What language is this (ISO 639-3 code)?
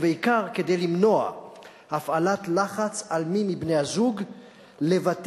heb